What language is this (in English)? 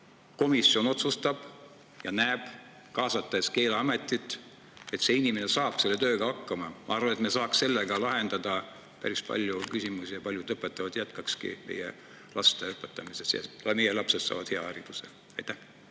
Estonian